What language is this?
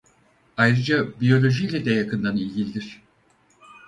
Turkish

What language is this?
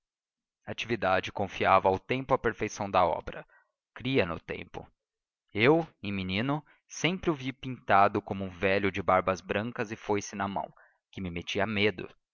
Portuguese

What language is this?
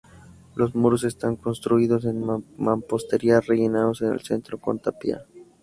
Spanish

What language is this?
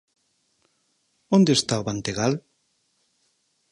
Galician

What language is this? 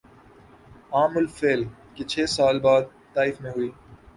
Urdu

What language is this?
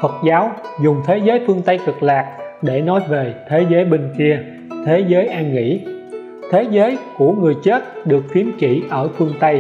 Vietnamese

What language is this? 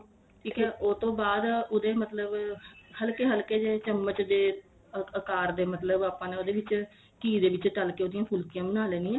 Punjabi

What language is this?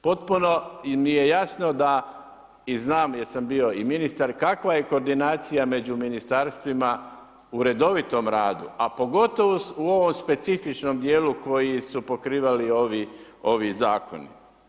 Croatian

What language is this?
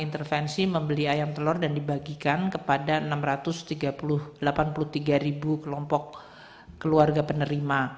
Indonesian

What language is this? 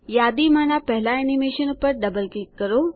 Gujarati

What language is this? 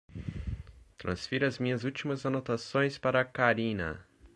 Portuguese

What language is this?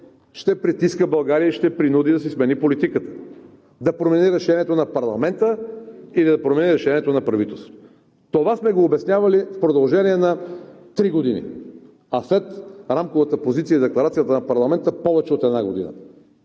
Bulgarian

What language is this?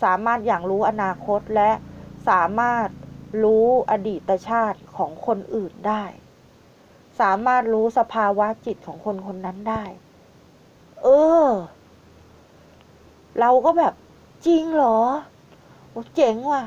Thai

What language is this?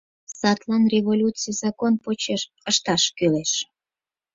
Mari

